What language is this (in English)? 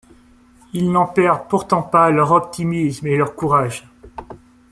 French